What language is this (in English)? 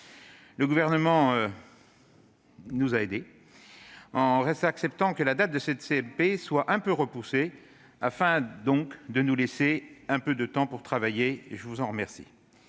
French